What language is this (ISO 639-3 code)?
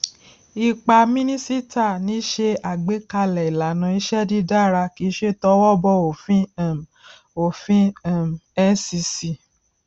yor